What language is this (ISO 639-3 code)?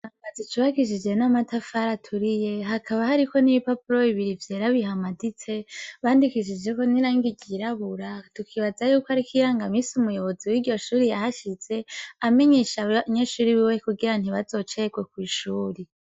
run